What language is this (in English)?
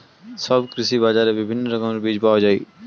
Bangla